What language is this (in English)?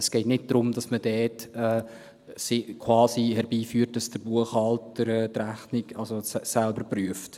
Swiss German